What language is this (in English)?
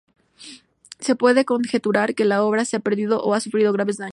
Spanish